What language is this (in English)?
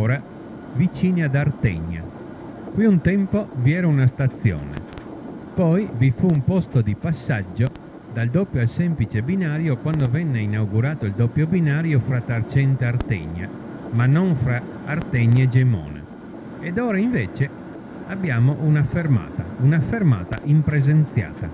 Italian